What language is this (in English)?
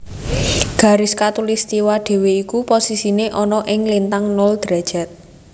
Javanese